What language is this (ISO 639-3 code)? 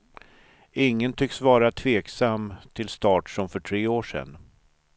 swe